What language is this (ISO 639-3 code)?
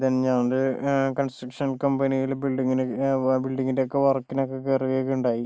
mal